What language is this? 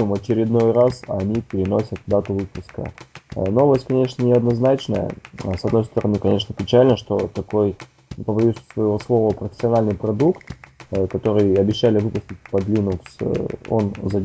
Russian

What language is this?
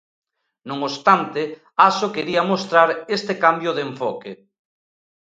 Galician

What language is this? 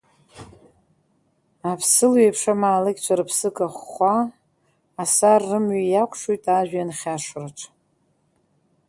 Abkhazian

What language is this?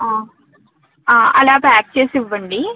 Telugu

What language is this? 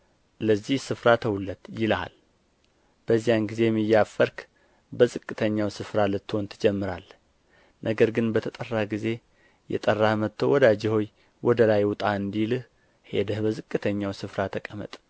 Amharic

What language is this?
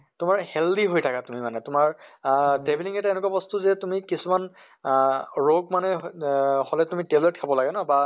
Assamese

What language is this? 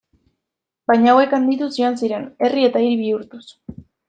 Basque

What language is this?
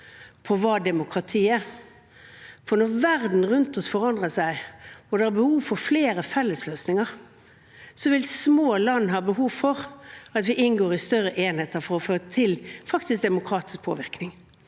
Norwegian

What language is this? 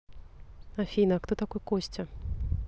Russian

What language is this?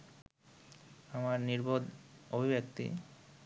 Bangla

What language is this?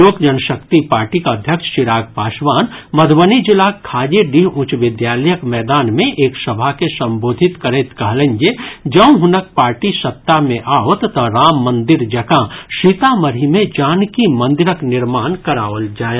Maithili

